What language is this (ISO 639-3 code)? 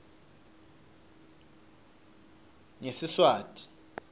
ssw